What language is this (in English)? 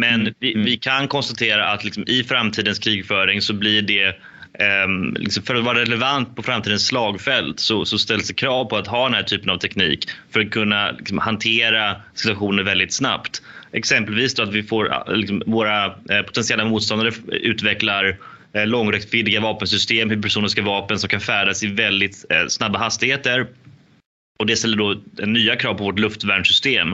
Swedish